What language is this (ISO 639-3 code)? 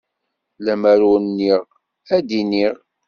kab